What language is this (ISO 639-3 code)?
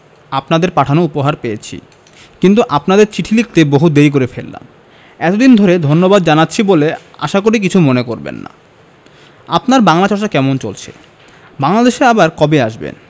ben